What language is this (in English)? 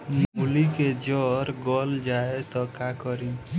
Bhojpuri